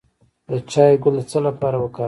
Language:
Pashto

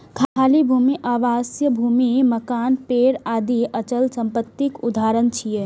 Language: Maithili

